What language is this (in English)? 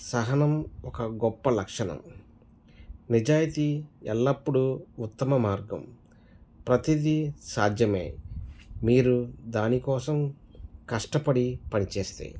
Telugu